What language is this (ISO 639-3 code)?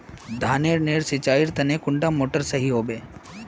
mag